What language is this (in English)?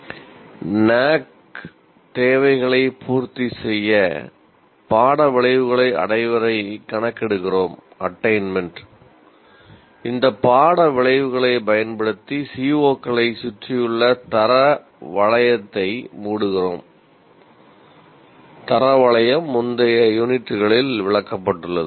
Tamil